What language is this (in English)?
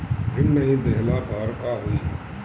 Bhojpuri